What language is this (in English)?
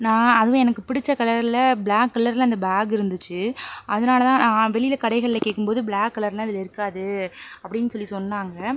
Tamil